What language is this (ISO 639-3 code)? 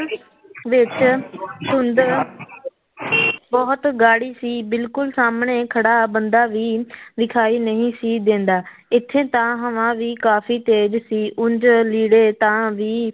pan